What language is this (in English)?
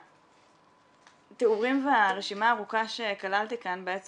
Hebrew